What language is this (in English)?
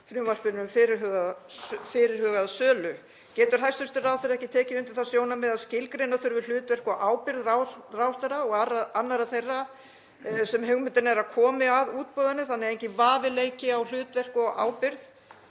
Icelandic